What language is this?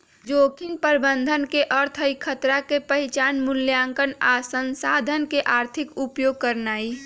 Magahi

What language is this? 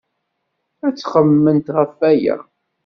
Kabyle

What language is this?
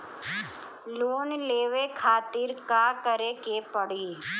Bhojpuri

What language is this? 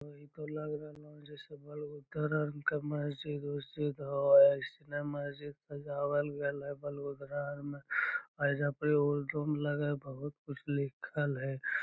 Magahi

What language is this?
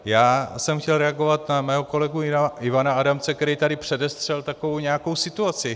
Czech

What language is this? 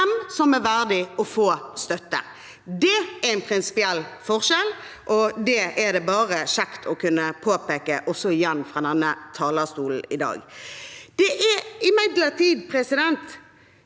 Norwegian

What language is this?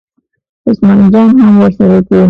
Pashto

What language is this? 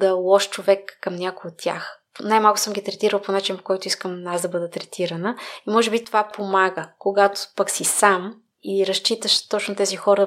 Bulgarian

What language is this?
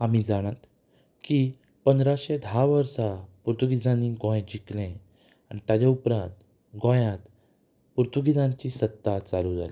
Konkani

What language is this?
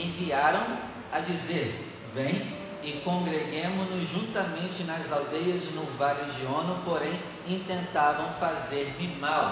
Portuguese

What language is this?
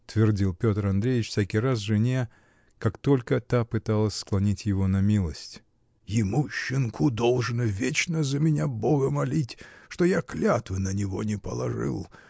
Russian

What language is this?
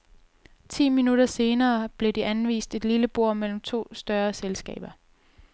Danish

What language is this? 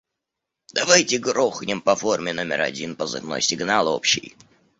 Russian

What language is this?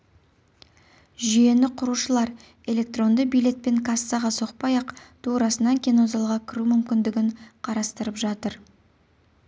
Kazakh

